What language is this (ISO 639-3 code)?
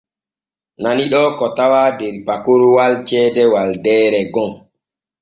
fue